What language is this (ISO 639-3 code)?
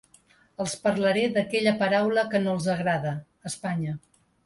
cat